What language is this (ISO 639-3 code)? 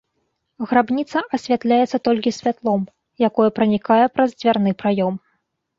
bel